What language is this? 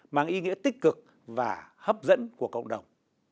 Vietnamese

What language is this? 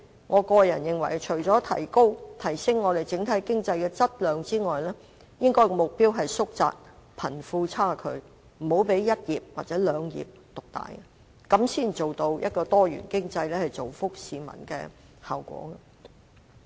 Cantonese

